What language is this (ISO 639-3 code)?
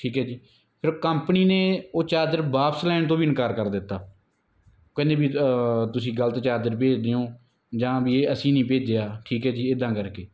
pan